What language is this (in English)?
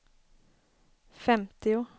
Swedish